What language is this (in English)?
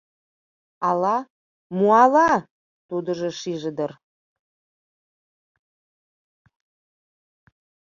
Mari